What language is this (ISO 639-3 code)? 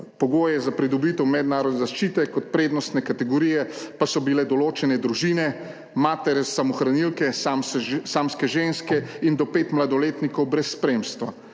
slv